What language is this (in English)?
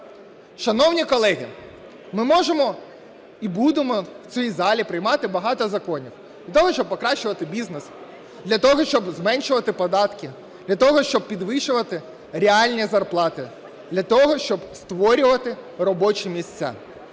Ukrainian